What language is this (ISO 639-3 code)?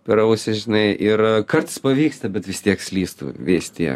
lit